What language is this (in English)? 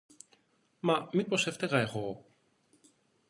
Greek